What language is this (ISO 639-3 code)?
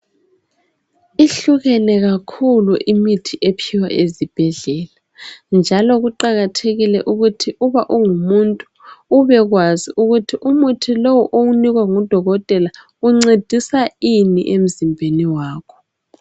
nde